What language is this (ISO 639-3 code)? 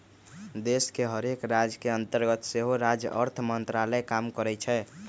mag